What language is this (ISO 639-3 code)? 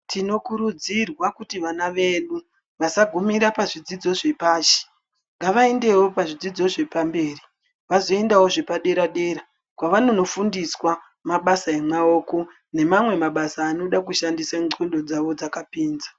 ndc